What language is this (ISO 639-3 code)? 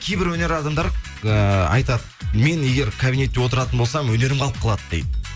kaz